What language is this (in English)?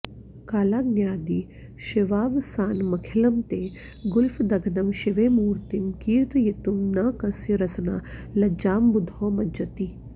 Sanskrit